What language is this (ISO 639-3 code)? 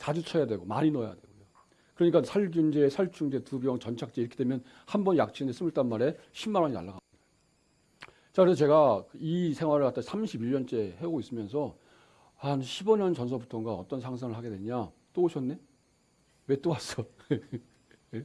kor